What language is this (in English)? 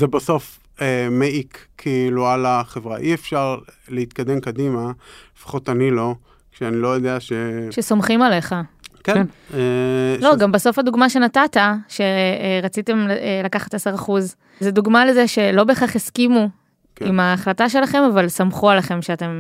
Hebrew